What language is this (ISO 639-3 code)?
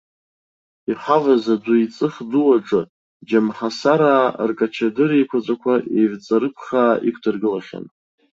abk